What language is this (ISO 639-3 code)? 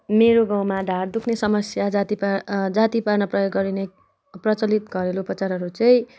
nep